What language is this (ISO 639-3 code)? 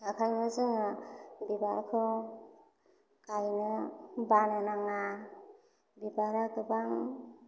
brx